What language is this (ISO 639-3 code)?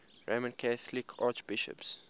eng